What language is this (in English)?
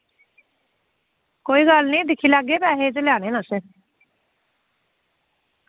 Dogri